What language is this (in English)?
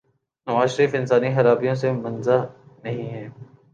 Urdu